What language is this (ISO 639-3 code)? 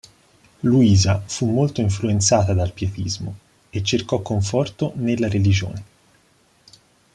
ita